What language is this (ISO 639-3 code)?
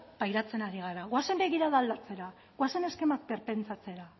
eus